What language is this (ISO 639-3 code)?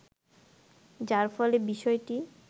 ben